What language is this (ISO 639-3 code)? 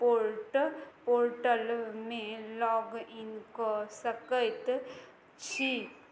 mai